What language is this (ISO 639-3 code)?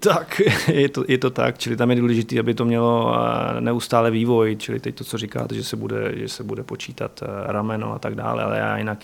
ces